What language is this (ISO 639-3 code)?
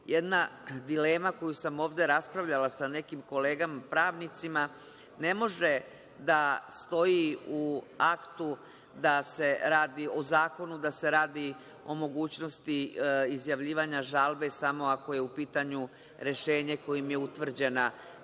srp